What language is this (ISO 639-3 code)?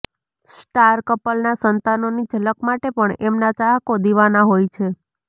guj